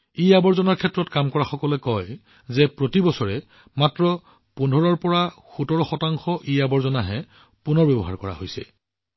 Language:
Assamese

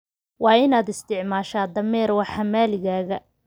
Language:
Somali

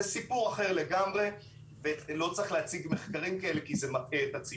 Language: Hebrew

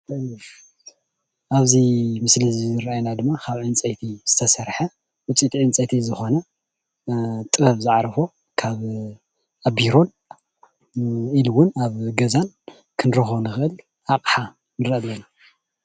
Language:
Tigrinya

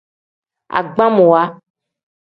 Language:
Tem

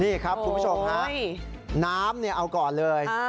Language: Thai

